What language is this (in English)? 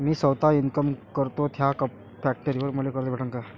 Marathi